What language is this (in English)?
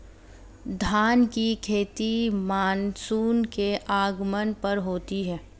Hindi